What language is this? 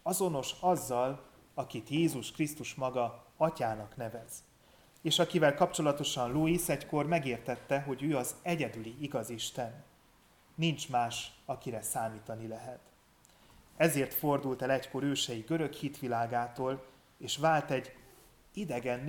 Hungarian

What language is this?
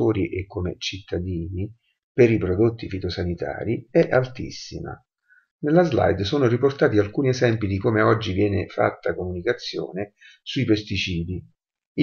Italian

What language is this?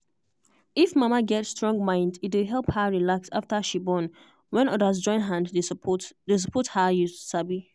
Nigerian Pidgin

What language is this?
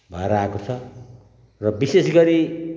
Nepali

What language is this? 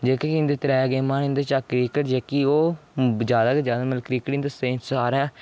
Dogri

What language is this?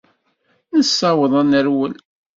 Kabyle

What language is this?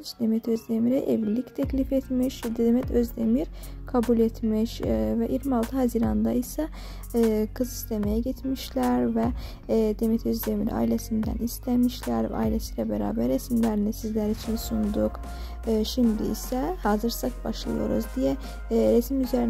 Turkish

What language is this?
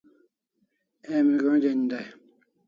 Kalasha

